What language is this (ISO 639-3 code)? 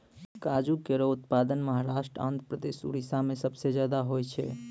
mai